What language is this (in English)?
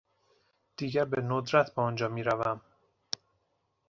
Persian